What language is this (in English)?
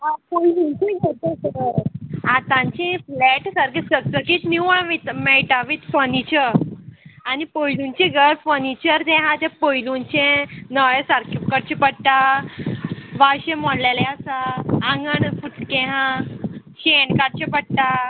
Konkani